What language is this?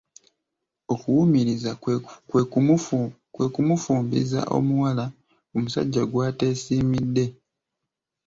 Ganda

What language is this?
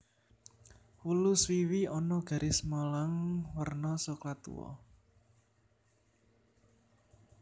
Javanese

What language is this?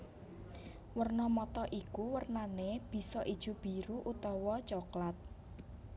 Javanese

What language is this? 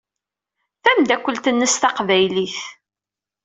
Kabyle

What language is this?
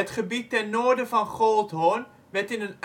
Dutch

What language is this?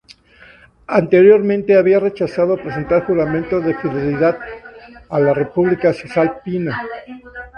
Spanish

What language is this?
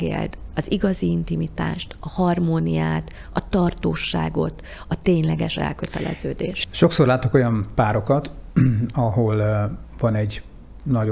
Hungarian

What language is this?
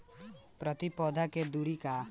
Bhojpuri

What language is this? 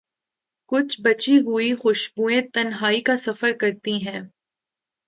Urdu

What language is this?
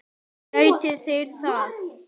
Icelandic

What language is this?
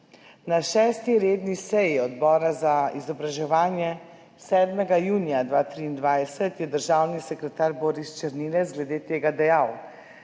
Slovenian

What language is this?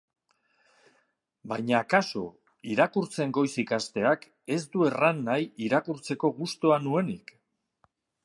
Basque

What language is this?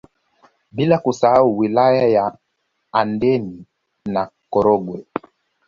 Swahili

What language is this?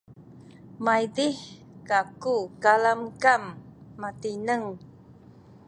Sakizaya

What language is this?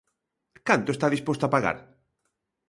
Galician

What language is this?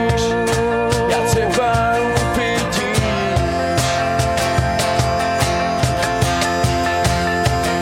Czech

